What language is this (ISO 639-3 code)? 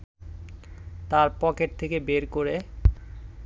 ben